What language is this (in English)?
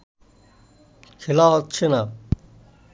Bangla